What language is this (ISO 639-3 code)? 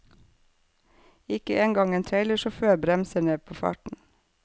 nor